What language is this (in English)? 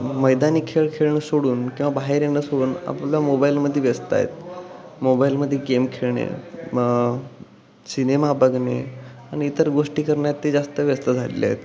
Marathi